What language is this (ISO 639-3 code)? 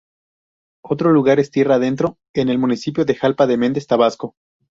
spa